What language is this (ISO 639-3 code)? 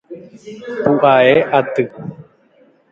grn